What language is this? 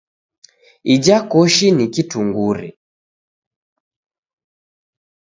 Taita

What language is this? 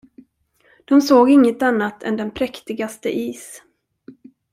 Swedish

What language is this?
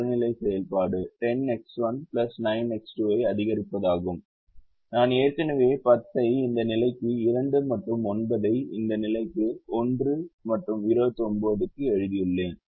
Tamil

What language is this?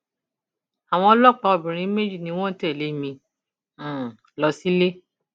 Yoruba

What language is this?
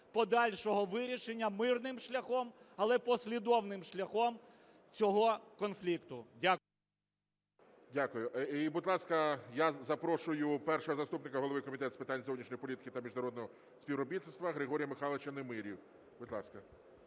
Ukrainian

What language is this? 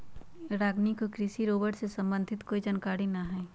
Magahi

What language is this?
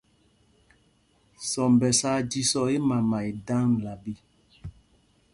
Mpumpong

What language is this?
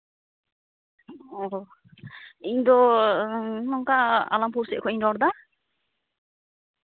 Santali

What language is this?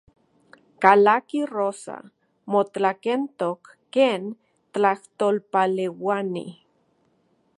Central Puebla Nahuatl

